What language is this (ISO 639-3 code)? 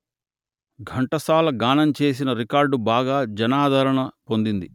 tel